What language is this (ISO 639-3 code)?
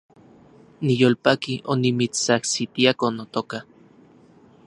ncx